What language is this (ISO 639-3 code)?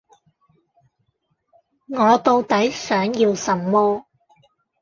yue